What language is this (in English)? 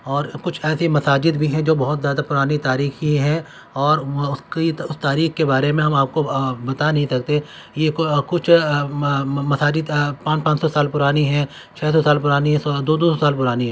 Urdu